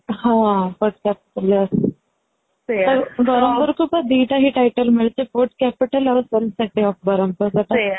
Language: Odia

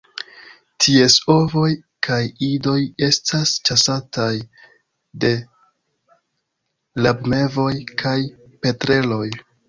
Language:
Esperanto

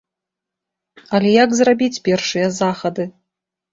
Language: Belarusian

